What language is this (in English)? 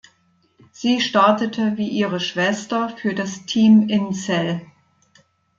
German